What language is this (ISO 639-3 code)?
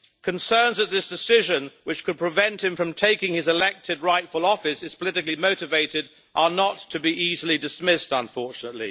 eng